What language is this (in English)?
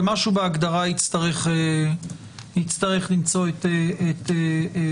Hebrew